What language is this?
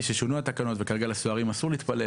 Hebrew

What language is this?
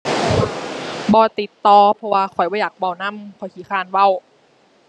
Thai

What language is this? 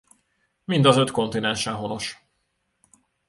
Hungarian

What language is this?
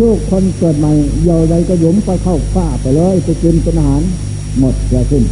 Thai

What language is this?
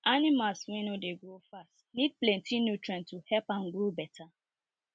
Nigerian Pidgin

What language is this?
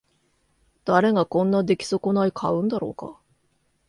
Japanese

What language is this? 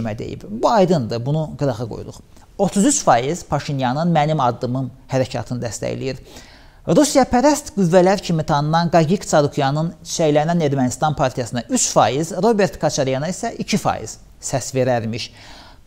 Turkish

